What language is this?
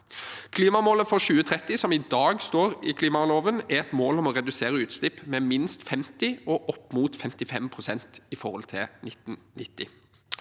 Norwegian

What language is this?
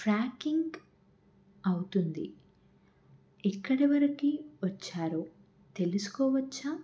Telugu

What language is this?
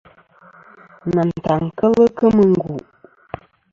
Kom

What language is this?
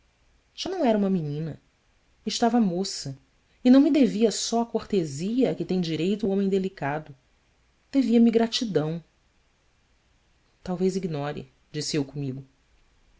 Portuguese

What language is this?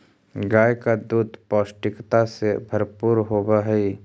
Magahi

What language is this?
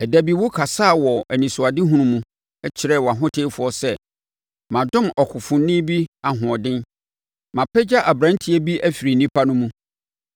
Akan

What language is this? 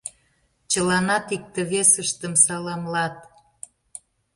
Mari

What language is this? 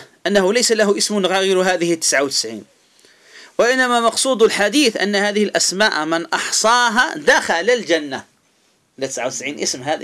Arabic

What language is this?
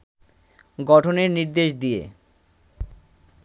Bangla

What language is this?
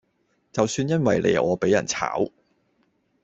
Cantonese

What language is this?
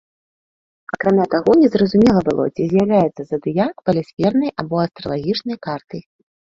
Belarusian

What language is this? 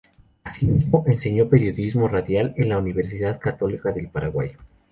Spanish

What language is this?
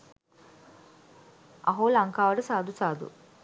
Sinhala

